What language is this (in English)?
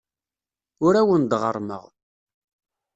Kabyle